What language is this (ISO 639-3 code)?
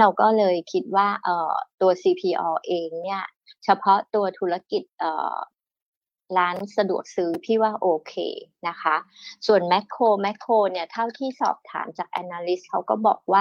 tha